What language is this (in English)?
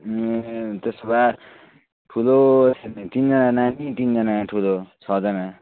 Nepali